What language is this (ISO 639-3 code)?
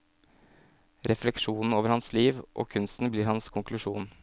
nor